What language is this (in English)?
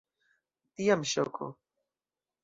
Esperanto